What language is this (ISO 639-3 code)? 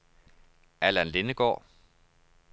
dan